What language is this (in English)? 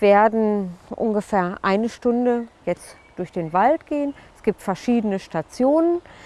German